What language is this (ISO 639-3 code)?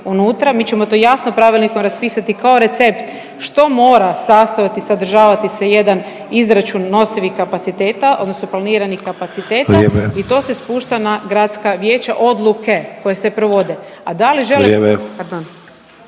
hrv